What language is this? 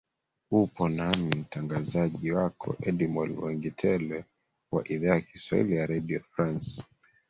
Swahili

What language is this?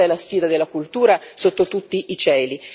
Italian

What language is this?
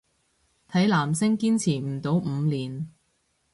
Cantonese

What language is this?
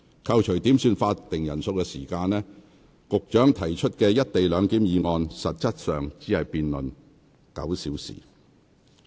Cantonese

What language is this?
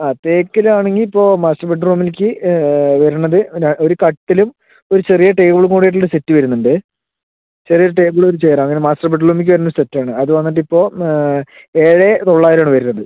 Malayalam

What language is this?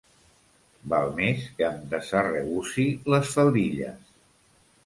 Catalan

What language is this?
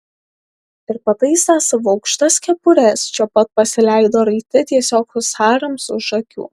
Lithuanian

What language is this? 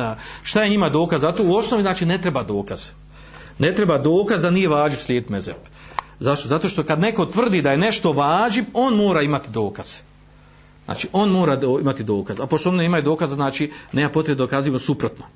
Croatian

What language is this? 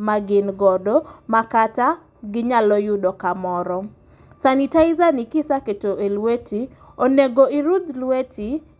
Luo (Kenya and Tanzania)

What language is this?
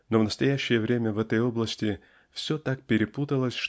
Russian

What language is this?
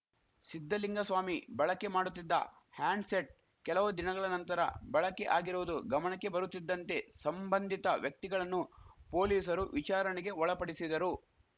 Kannada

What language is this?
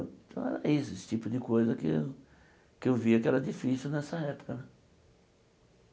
Portuguese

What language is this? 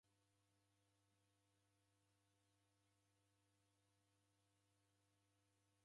Taita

